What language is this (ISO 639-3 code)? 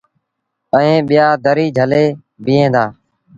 sbn